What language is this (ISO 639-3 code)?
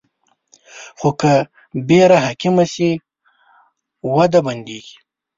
pus